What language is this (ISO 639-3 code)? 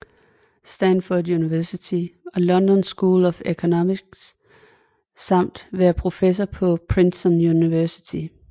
dan